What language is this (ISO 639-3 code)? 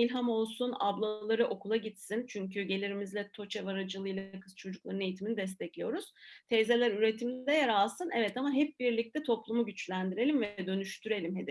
tur